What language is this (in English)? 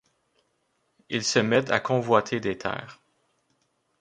French